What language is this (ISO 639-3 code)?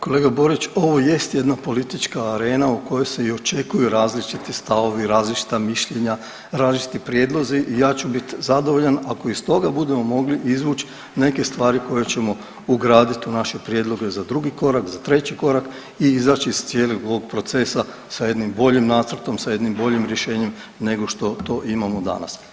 hrv